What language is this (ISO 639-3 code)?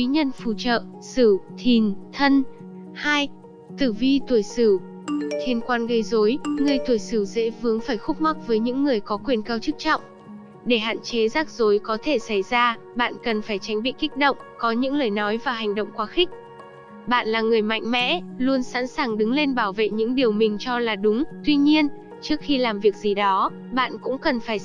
vie